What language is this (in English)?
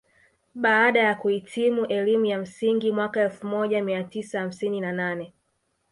Swahili